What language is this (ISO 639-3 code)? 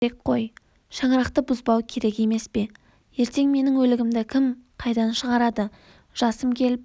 kaz